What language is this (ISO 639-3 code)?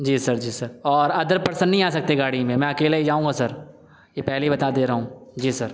urd